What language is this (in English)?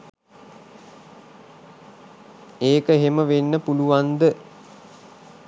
Sinhala